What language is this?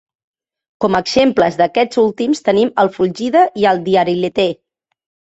Catalan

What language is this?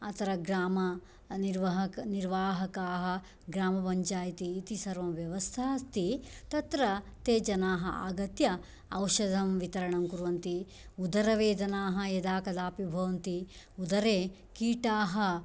Sanskrit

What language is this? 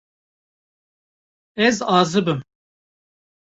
Kurdish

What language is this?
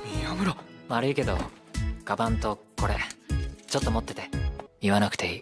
Japanese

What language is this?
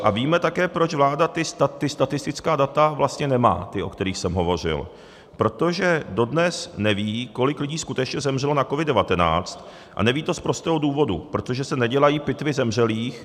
Czech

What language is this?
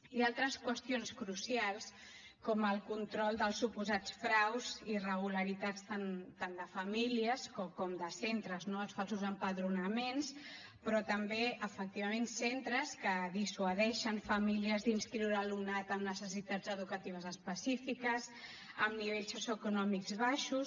Catalan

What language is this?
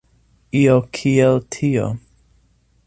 Esperanto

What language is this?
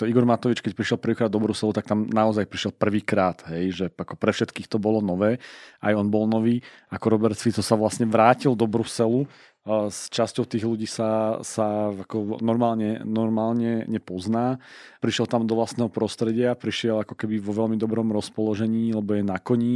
Slovak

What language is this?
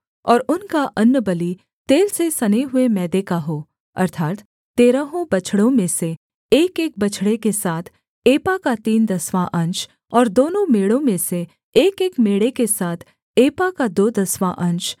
Hindi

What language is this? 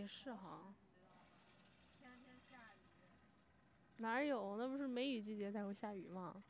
Chinese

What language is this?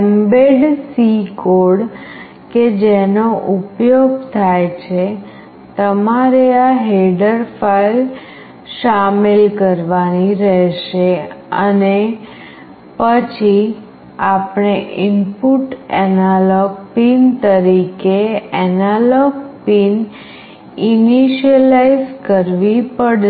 Gujarati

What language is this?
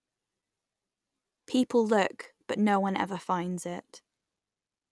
English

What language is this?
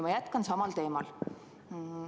Estonian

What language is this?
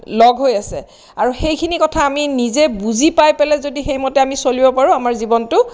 Assamese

